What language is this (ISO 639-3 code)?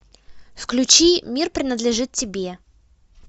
rus